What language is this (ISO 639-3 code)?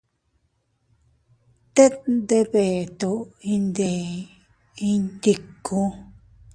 cut